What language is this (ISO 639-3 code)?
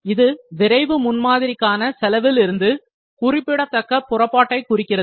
tam